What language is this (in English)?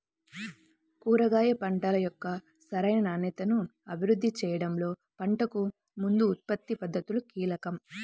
Telugu